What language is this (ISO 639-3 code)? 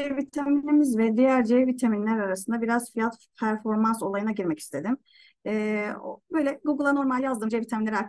tur